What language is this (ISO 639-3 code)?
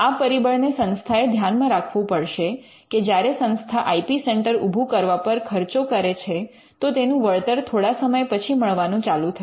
guj